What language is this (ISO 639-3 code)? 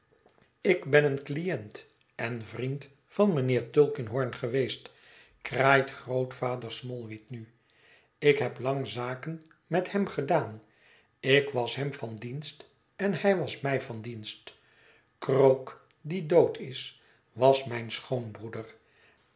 nld